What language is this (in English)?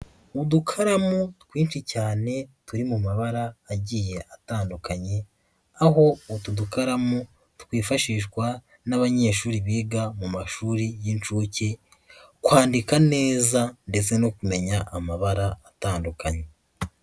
Kinyarwanda